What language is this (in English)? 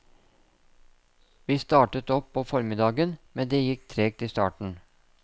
Norwegian